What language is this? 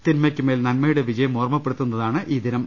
Malayalam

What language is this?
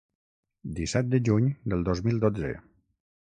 Catalan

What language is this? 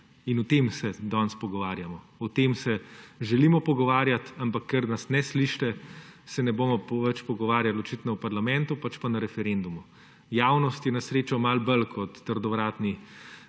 Slovenian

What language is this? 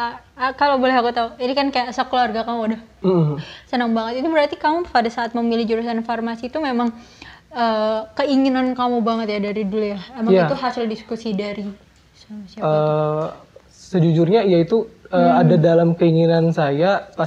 Indonesian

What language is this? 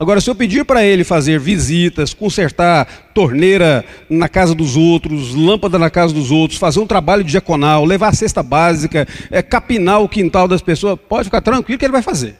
Portuguese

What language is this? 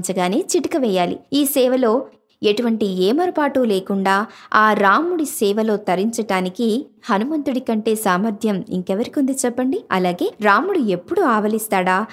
Telugu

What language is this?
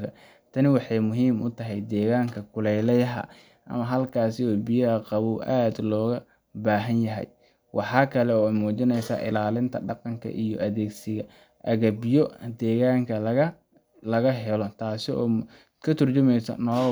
Somali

